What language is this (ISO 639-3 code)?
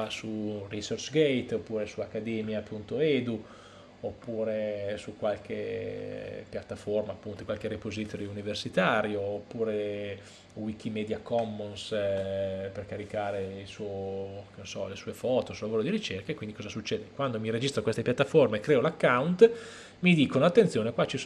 ita